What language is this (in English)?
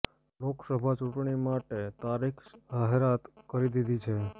Gujarati